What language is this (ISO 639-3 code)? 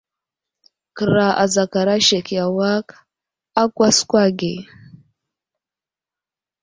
udl